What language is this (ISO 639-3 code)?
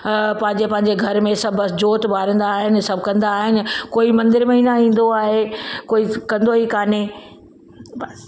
snd